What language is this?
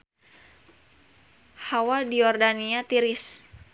Sundanese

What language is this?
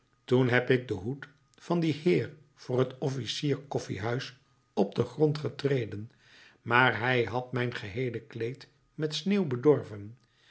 Dutch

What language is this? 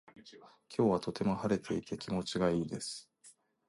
Japanese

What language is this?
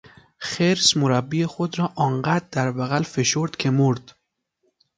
Persian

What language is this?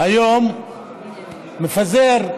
Hebrew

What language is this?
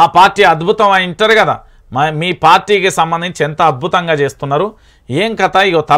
Telugu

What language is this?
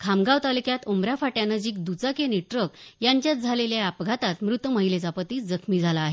Marathi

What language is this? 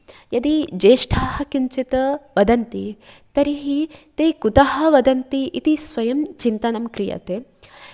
Sanskrit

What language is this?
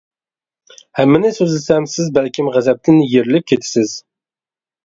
Uyghur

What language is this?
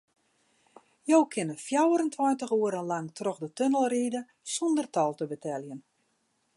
Western Frisian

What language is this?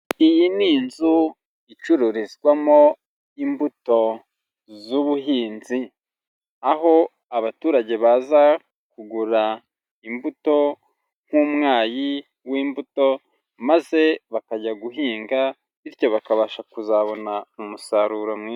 Kinyarwanda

